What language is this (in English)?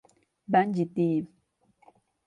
Turkish